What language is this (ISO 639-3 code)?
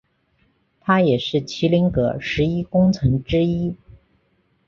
zho